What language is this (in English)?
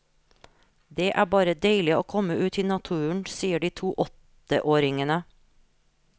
Norwegian